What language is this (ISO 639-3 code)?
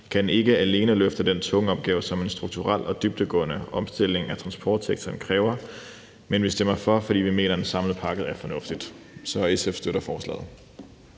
dan